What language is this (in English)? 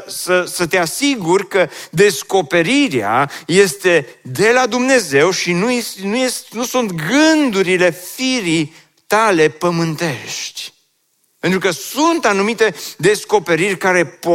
Romanian